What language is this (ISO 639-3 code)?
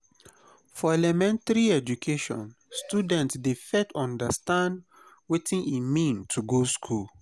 pcm